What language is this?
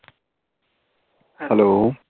Punjabi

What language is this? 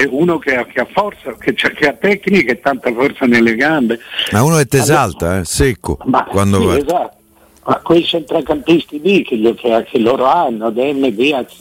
Italian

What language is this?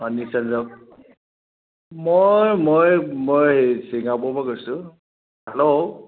Assamese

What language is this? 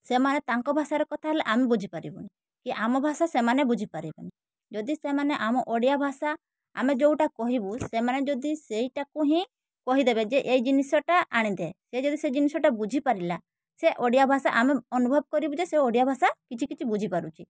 Odia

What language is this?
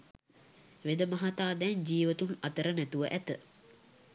Sinhala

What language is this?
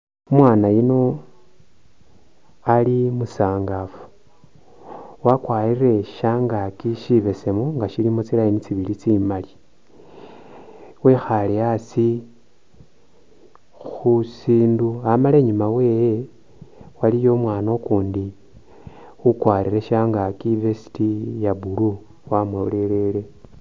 Masaaba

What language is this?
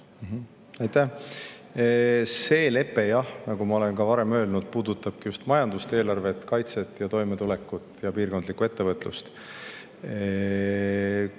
Estonian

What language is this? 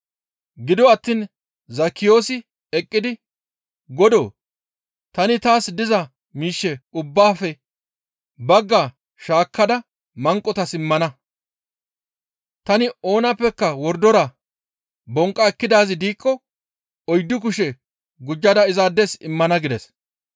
Gamo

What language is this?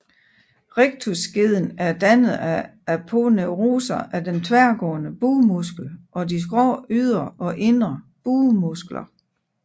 Danish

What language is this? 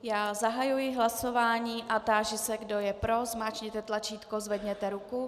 Czech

